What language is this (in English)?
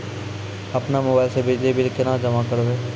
Maithili